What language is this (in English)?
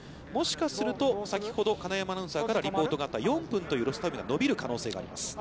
Japanese